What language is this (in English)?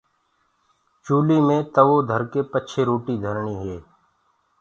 Gurgula